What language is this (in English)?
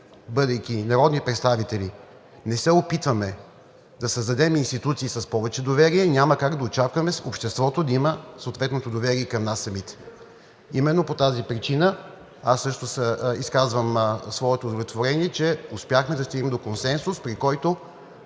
Bulgarian